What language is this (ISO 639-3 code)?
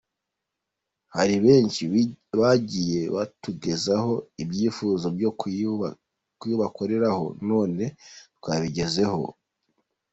kin